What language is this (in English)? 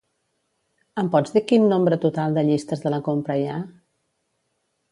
Catalan